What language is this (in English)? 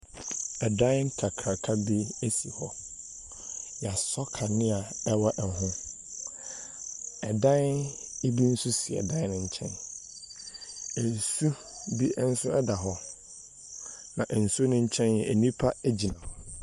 Akan